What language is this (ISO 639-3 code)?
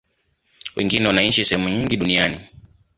swa